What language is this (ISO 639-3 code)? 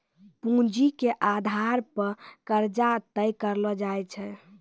mai